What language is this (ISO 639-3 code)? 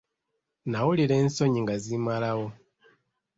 lug